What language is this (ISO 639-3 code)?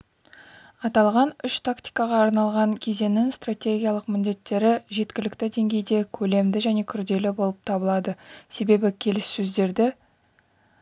kaz